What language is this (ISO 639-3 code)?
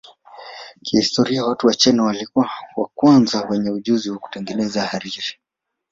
swa